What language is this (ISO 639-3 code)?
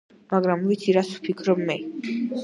kat